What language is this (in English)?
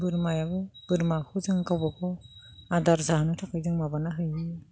Bodo